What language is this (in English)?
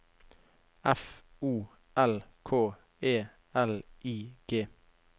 Norwegian